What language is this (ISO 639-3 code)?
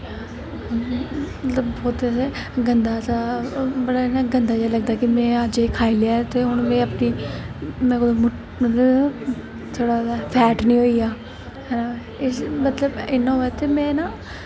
doi